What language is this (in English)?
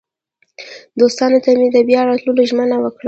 Pashto